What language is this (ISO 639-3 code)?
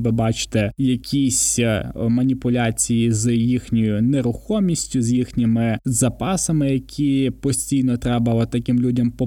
ukr